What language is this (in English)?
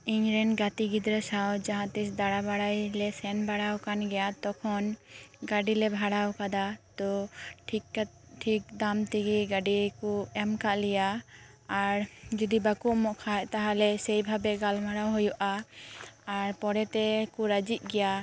Santali